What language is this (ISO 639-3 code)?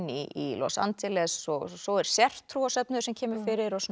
isl